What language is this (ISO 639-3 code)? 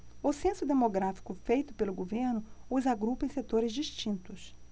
por